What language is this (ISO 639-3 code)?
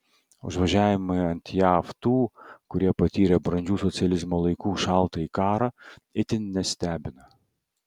lit